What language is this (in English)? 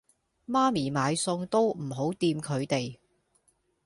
Cantonese